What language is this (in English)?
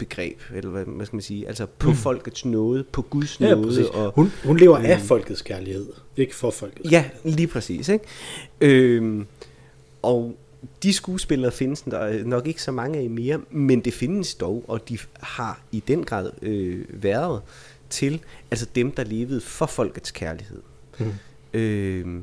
Danish